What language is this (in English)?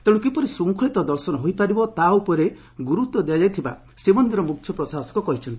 Odia